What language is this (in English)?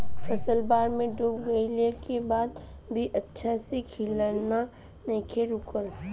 Bhojpuri